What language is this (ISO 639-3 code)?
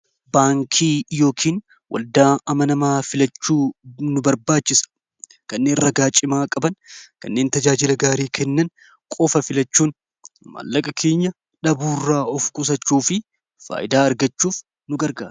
orm